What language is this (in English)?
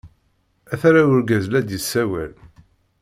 Kabyle